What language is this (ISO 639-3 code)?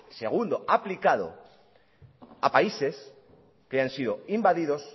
spa